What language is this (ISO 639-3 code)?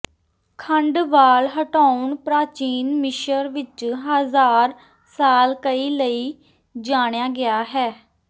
pan